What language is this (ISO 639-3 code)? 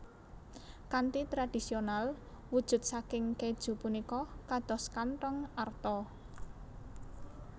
jav